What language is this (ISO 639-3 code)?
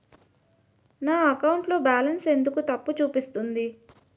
tel